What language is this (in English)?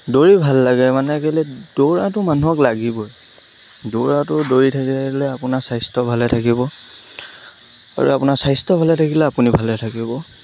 Assamese